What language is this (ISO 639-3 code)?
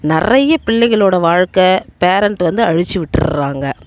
tam